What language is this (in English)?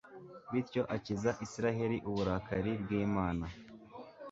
Kinyarwanda